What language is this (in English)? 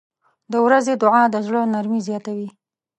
Pashto